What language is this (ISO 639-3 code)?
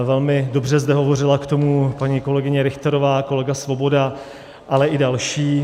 ces